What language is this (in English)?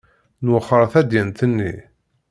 Kabyle